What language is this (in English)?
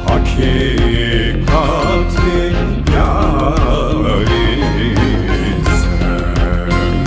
Turkish